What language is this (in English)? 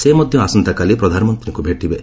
Odia